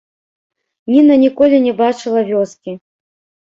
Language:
Belarusian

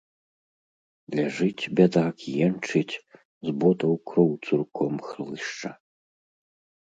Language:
Belarusian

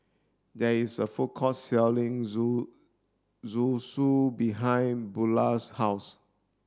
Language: English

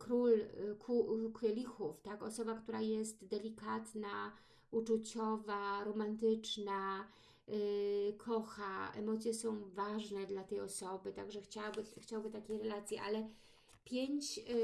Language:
Polish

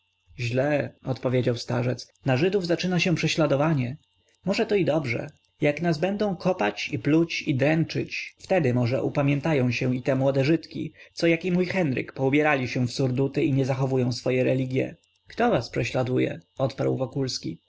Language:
Polish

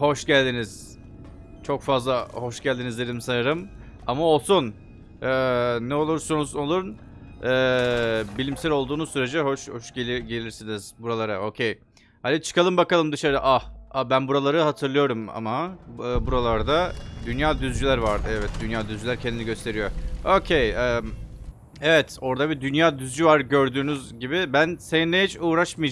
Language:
Turkish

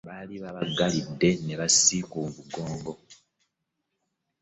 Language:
Ganda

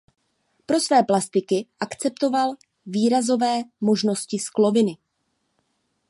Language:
Czech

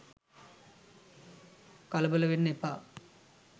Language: Sinhala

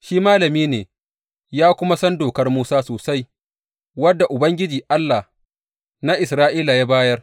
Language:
Hausa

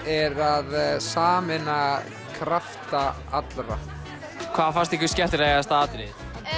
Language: Icelandic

